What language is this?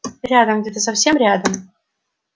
Russian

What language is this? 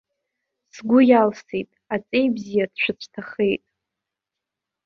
Abkhazian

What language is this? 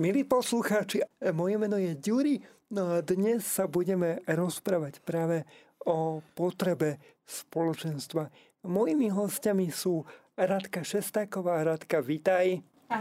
Slovak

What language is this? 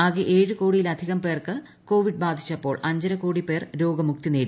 Malayalam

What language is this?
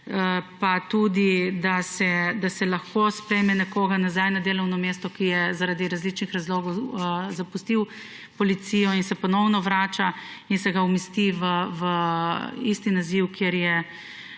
Slovenian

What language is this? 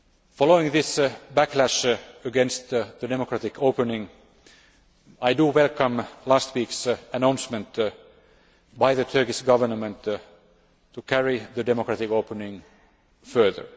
English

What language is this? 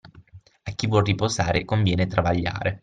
Italian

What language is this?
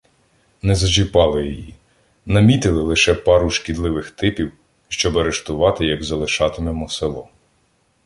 Ukrainian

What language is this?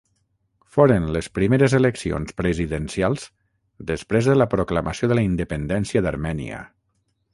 Catalan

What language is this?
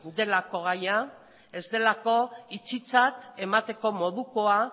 Basque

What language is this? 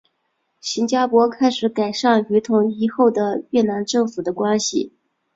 Chinese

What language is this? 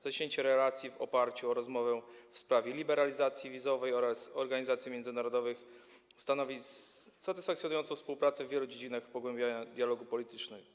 Polish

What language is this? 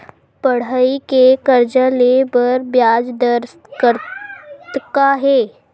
Chhattisgarhi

